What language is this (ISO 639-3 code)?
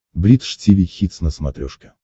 rus